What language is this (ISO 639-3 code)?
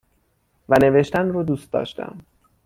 fas